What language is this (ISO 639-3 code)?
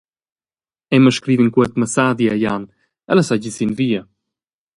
roh